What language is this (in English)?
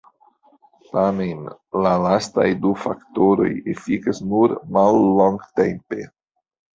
Esperanto